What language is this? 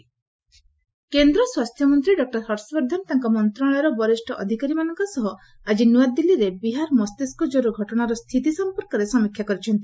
Odia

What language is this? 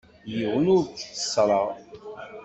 Kabyle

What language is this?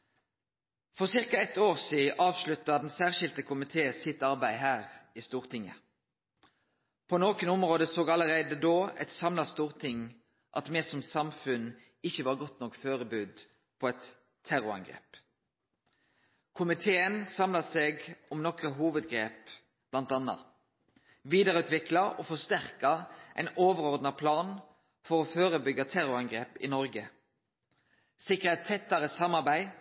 Norwegian Nynorsk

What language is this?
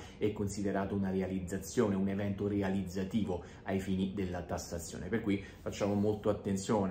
Italian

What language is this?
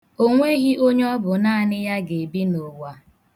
Igbo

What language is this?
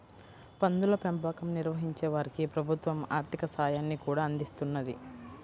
Telugu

